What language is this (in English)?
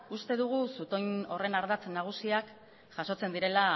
Basque